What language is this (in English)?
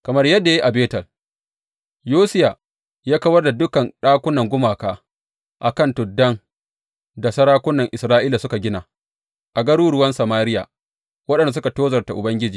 Hausa